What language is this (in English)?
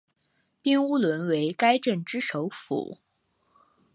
Chinese